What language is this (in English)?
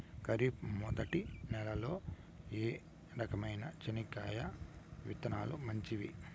Telugu